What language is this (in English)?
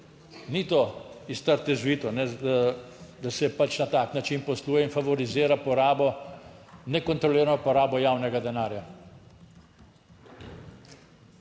Slovenian